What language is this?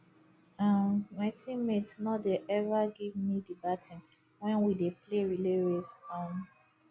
Nigerian Pidgin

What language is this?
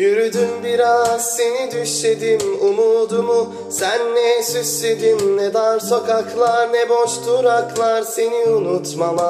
Turkish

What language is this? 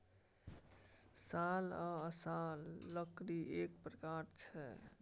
Maithili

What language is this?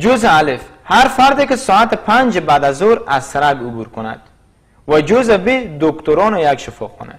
Persian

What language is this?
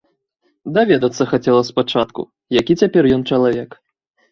Belarusian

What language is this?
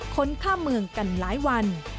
Thai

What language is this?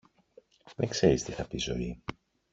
Greek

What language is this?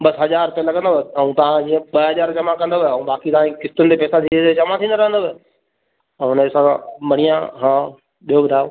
Sindhi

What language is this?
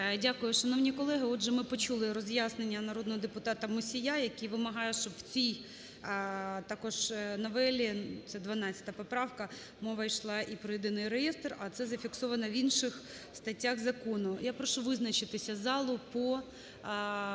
Ukrainian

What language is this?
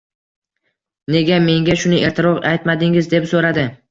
Uzbek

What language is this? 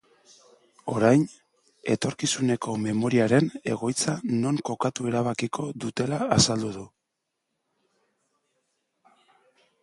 Basque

